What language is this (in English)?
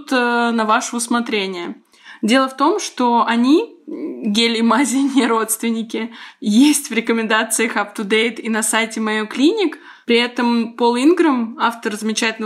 Russian